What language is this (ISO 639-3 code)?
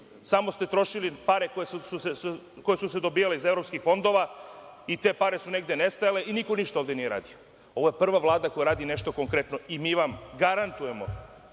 srp